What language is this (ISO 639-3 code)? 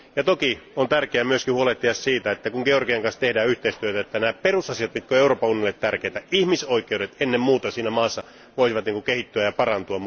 fin